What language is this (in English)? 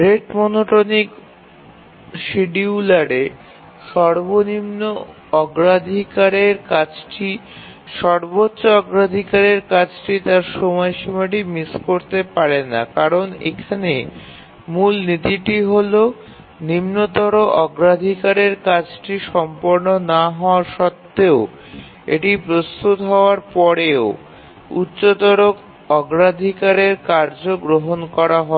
Bangla